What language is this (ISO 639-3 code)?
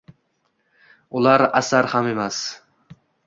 uzb